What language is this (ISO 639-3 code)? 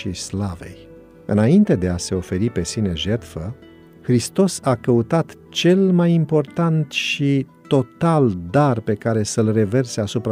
ron